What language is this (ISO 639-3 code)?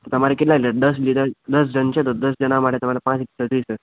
guj